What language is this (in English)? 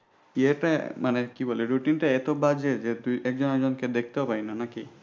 Bangla